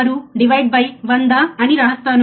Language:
Telugu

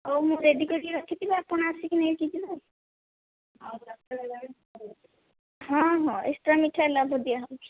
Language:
Odia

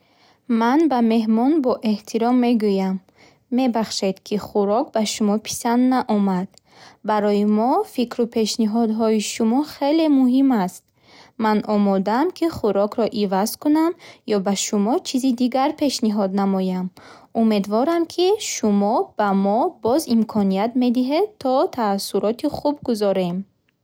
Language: Bukharic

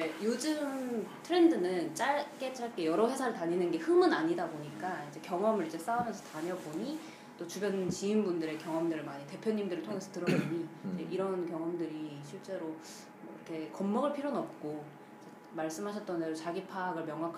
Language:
Korean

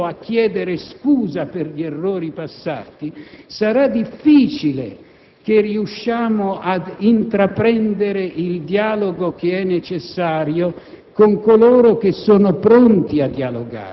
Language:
Italian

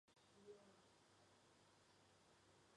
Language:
Chinese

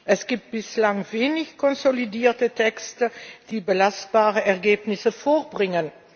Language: German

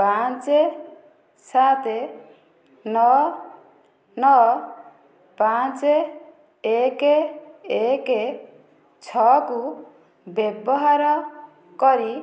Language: Odia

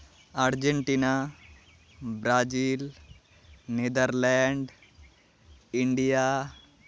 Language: Santali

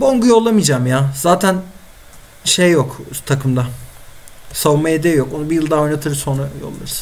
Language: Turkish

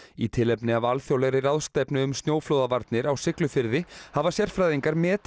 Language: Icelandic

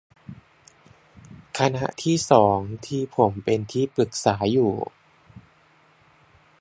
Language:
Thai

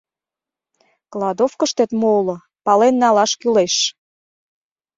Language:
Mari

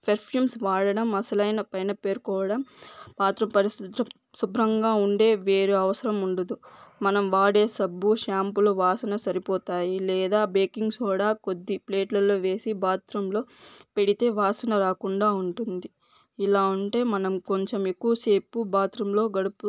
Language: Telugu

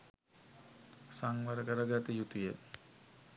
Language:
Sinhala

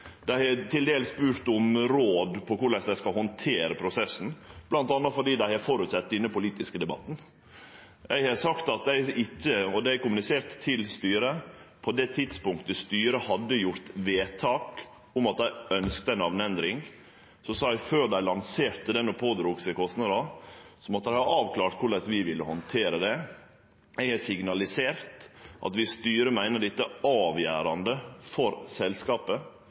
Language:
Norwegian Nynorsk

